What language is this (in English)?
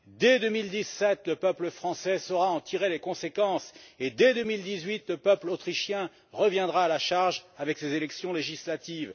French